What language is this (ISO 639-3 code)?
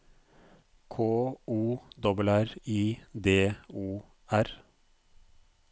nor